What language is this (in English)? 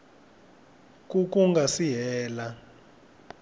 Tsonga